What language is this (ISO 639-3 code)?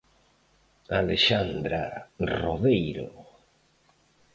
glg